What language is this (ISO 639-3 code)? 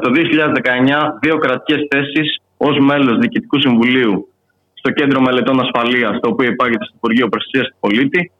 ell